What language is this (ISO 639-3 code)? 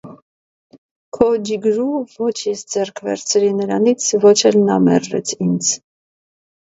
hye